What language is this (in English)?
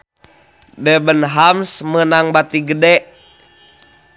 Sundanese